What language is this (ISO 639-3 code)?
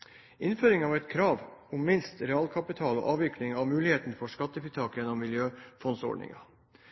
nob